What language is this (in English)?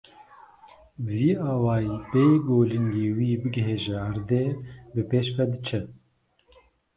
Kurdish